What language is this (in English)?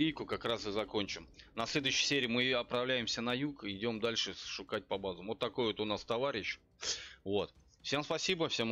Russian